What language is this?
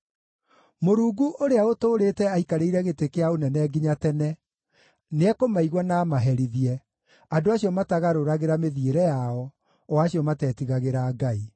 Kikuyu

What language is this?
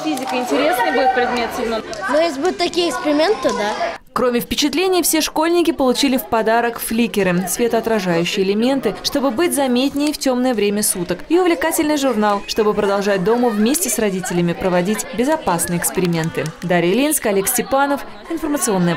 Russian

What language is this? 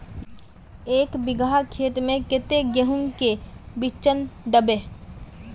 Magahi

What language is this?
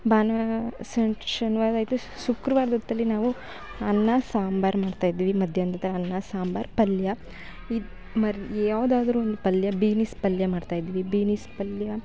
Kannada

